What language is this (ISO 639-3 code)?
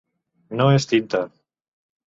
cat